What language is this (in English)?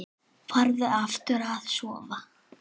Icelandic